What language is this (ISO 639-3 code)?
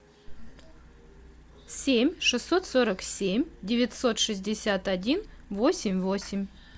rus